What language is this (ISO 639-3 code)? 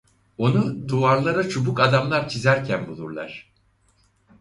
tur